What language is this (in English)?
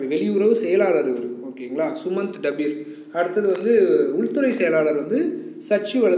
Romanian